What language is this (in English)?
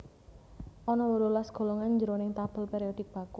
Javanese